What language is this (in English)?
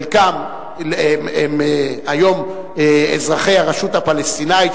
Hebrew